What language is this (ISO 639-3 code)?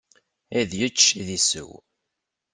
kab